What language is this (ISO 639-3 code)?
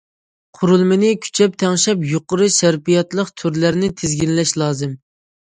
uig